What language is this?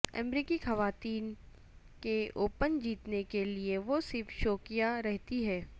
Urdu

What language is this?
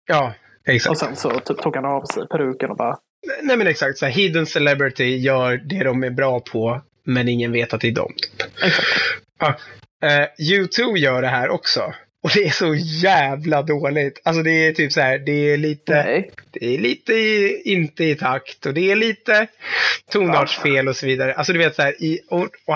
Swedish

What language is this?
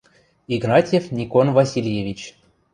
Western Mari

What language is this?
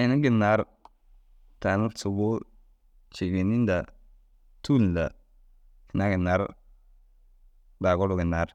Dazaga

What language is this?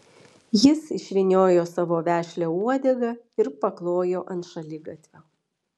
Lithuanian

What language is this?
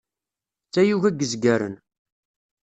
Kabyle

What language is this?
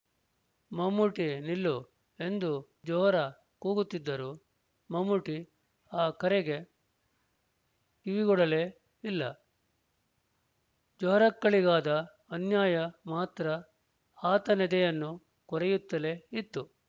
Kannada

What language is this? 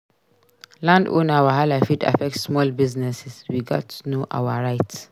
Nigerian Pidgin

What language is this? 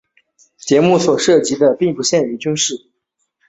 Chinese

